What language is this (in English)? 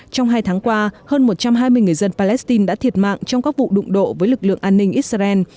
Vietnamese